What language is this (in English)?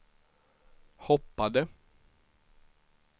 Swedish